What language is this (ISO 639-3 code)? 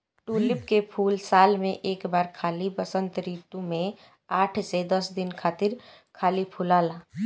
bho